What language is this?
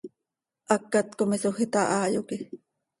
Seri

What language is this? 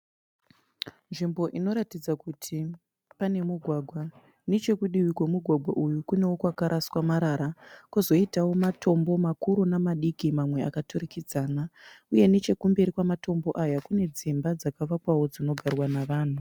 Shona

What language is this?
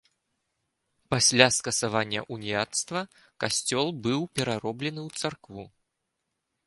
Belarusian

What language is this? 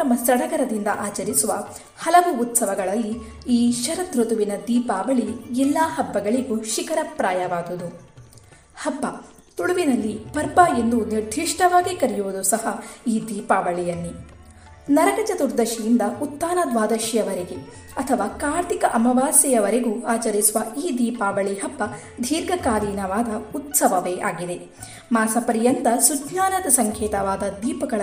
Kannada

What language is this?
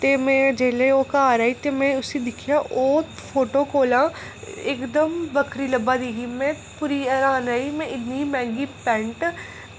Dogri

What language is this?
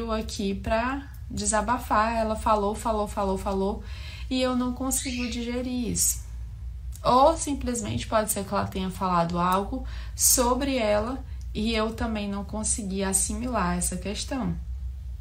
Portuguese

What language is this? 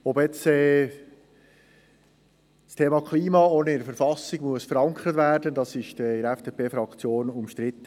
Swiss German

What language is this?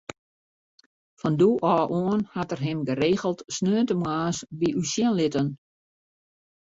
Western Frisian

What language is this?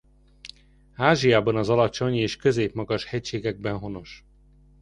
Hungarian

